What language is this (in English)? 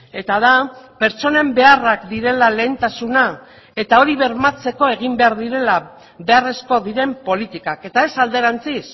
Basque